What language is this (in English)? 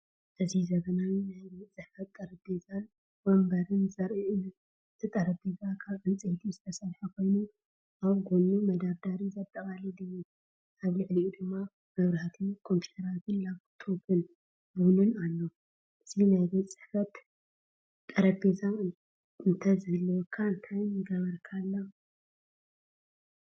Tigrinya